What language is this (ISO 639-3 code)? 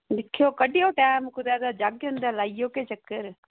doi